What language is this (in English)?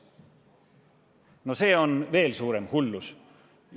Estonian